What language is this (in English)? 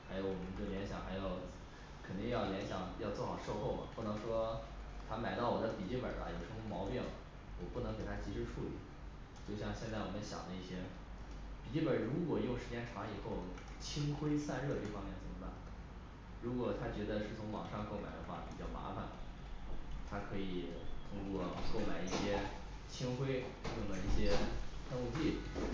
Chinese